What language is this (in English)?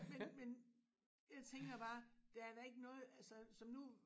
Danish